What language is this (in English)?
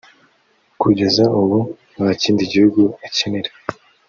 Kinyarwanda